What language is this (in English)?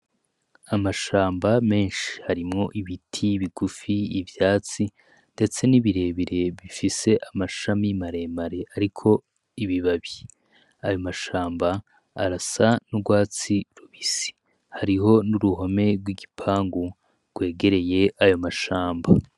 Rundi